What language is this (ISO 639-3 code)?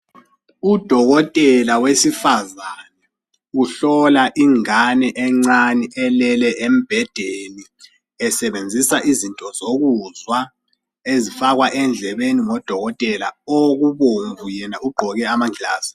nde